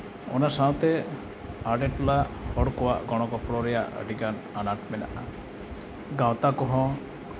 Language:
Santali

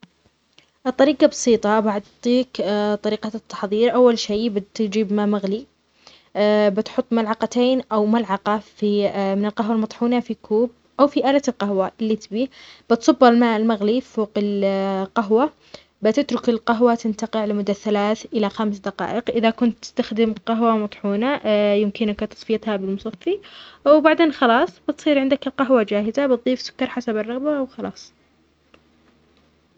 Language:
Omani Arabic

